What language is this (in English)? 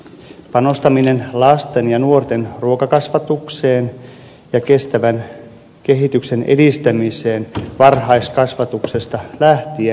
Finnish